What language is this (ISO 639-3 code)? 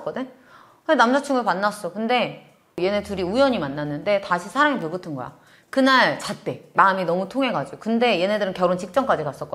kor